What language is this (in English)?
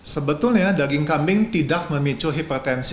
Indonesian